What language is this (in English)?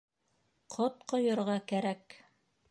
Bashkir